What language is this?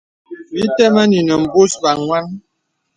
Bebele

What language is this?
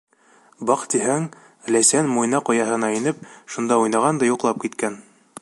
Bashkir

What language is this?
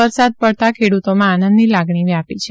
Gujarati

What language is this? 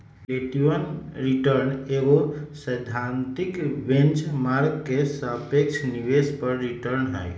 Magahi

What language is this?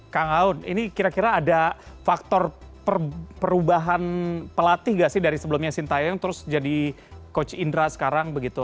Indonesian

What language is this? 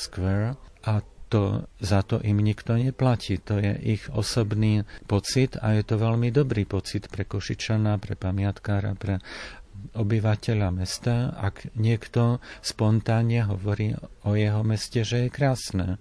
Slovak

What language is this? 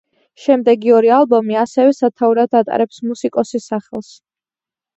Georgian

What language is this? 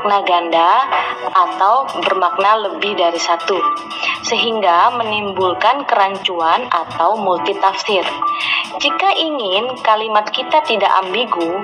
Indonesian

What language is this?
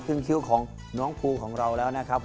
Thai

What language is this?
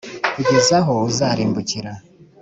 Kinyarwanda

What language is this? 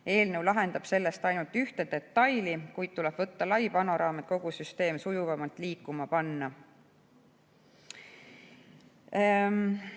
Estonian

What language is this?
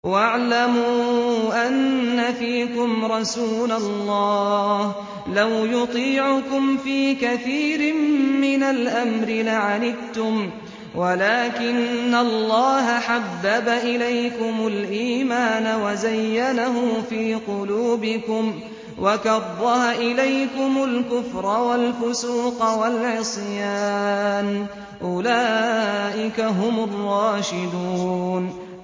Arabic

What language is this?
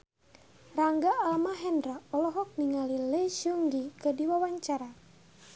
Sundanese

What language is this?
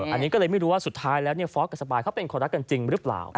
Thai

